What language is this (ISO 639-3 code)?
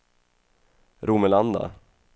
swe